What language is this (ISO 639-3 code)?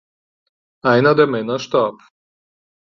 deu